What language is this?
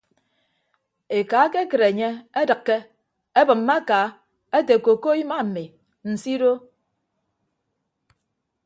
Ibibio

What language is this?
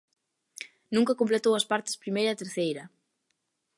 Galician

